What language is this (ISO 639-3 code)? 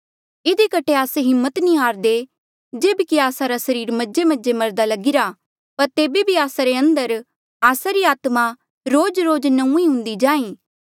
mjl